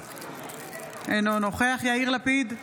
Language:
Hebrew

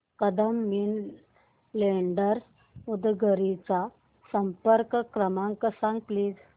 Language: Marathi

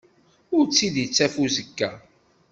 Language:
Kabyle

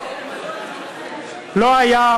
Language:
Hebrew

